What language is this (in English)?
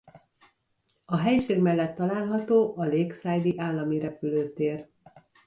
Hungarian